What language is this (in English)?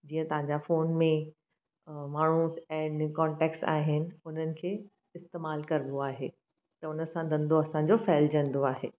Sindhi